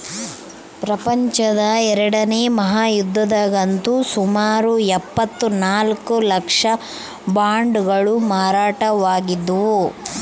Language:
Kannada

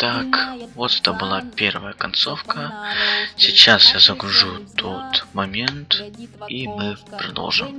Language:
Russian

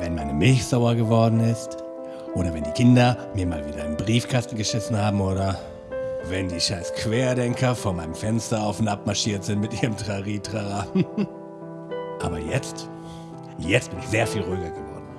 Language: German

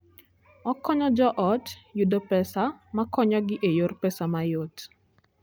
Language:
Luo (Kenya and Tanzania)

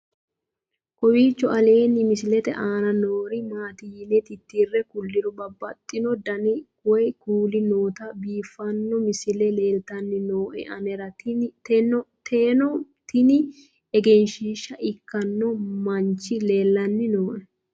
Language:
Sidamo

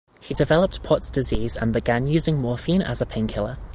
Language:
English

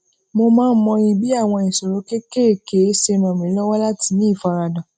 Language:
Yoruba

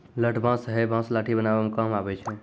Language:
Maithili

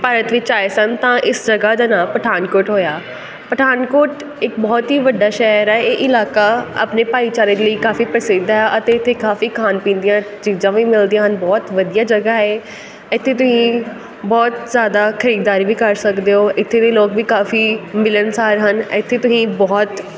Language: Punjabi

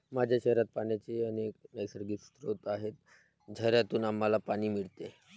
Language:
Marathi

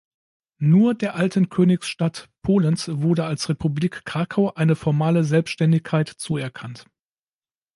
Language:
German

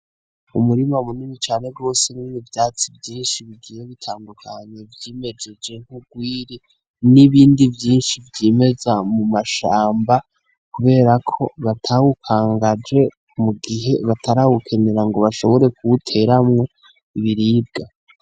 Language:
Rundi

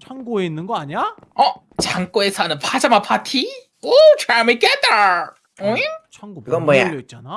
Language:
Korean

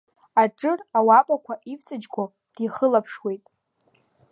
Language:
Abkhazian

